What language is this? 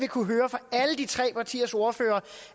Danish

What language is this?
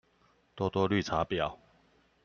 Chinese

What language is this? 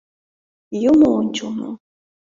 Mari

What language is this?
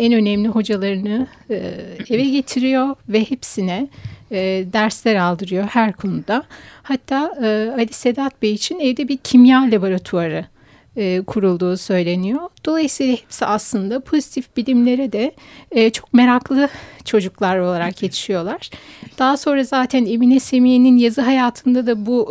Turkish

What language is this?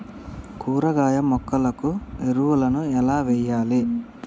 Telugu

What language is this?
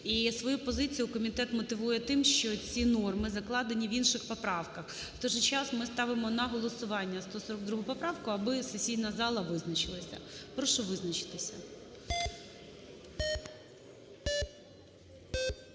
Ukrainian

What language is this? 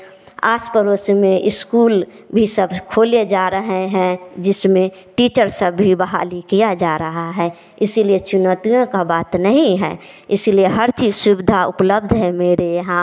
Hindi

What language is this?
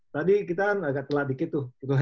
Indonesian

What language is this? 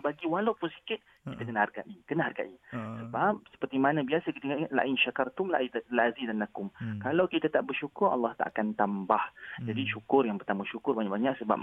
Malay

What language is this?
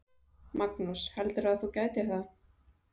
Icelandic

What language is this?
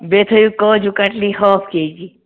Kashmiri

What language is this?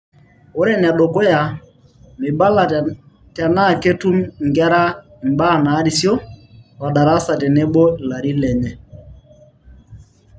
Masai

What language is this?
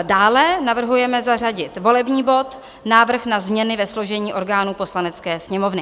Czech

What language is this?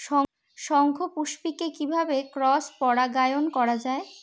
Bangla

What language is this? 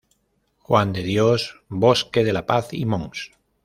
Spanish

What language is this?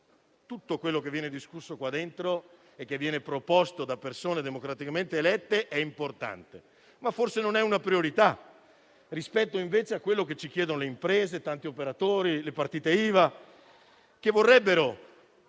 Italian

